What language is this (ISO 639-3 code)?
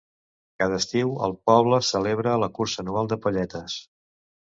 cat